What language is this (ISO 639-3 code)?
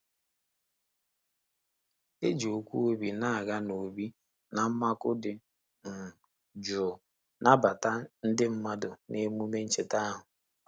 ibo